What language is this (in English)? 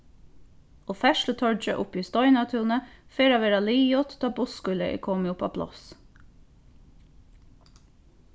Faroese